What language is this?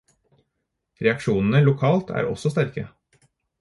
Norwegian Bokmål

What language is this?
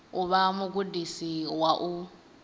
Venda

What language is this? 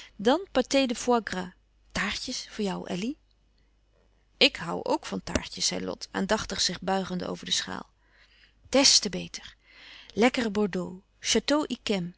Dutch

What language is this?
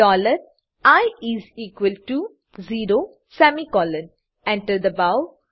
Gujarati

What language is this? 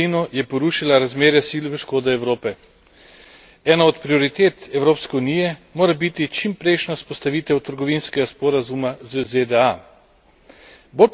Slovenian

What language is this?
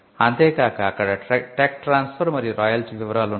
Telugu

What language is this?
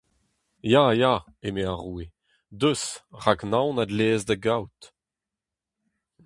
Breton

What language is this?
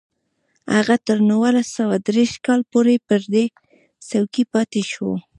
Pashto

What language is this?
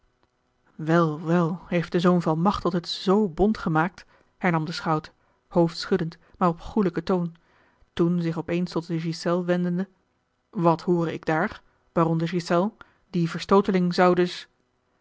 Dutch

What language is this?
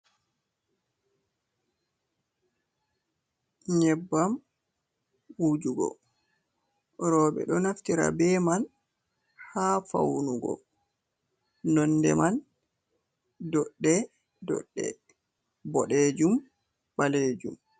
Fula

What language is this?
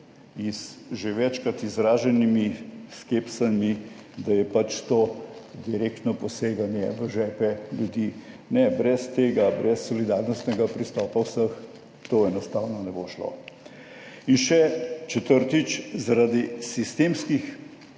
Slovenian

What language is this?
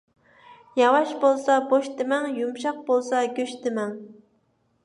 Uyghur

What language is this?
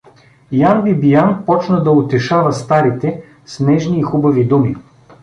Bulgarian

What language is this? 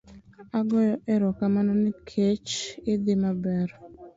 Luo (Kenya and Tanzania)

